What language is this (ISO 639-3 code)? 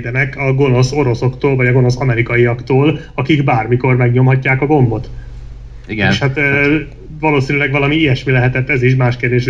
hun